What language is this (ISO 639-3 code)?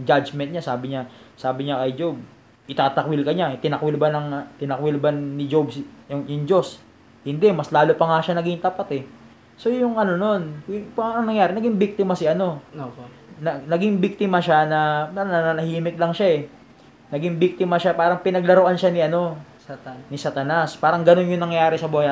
fil